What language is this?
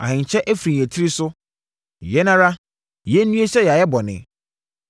Akan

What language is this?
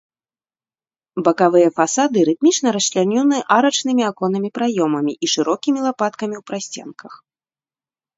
Belarusian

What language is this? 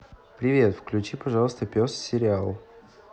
Russian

